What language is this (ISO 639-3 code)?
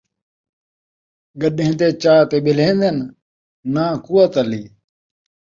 skr